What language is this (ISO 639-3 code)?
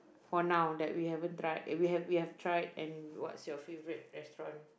eng